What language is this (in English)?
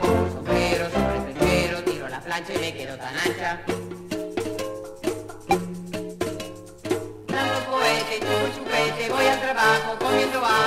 Spanish